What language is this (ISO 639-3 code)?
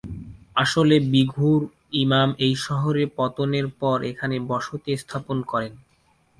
ben